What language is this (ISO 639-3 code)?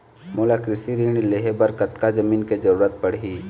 hne